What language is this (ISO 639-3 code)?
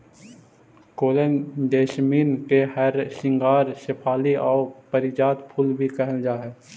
mag